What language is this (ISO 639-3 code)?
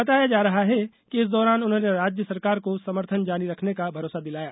hin